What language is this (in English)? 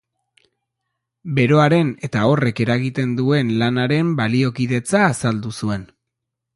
Basque